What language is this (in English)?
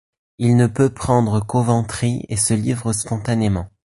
French